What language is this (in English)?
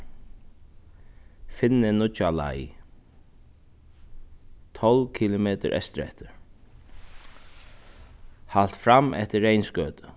Faroese